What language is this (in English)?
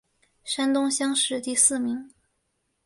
Chinese